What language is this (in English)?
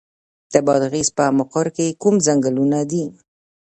Pashto